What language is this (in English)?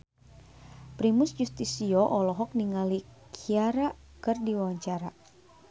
Sundanese